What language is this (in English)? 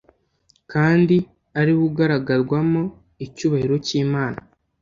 Kinyarwanda